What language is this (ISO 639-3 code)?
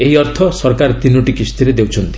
ori